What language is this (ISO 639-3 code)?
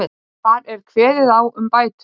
isl